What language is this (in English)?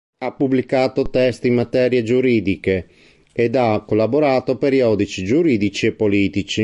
Italian